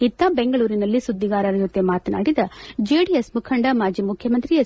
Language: Kannada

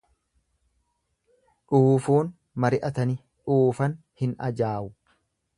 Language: Oromo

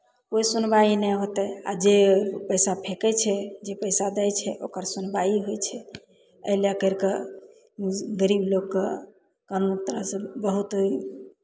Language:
Maithili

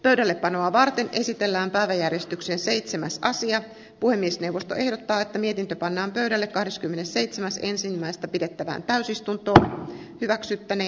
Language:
Finnish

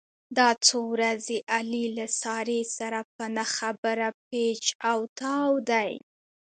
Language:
Pashto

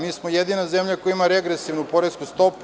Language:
Serbian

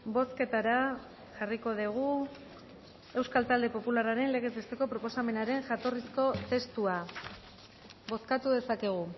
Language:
Basque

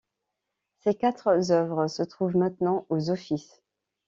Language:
French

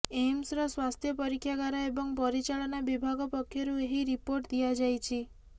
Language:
Odia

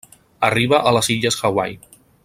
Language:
Catalan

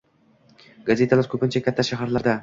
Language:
Uzbek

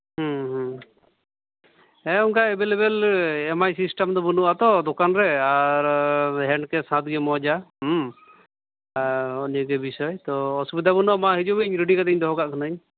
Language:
Santali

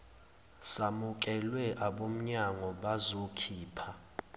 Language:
Zulu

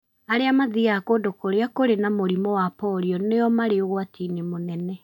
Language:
Kikuyu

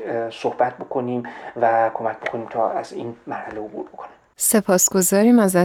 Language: Persian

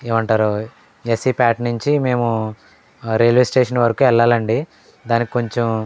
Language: Telugu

